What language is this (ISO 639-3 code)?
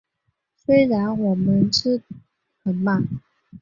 zho